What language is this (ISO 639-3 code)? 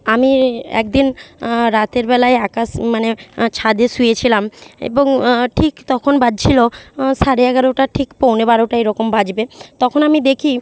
ben